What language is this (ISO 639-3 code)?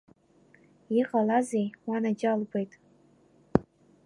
abk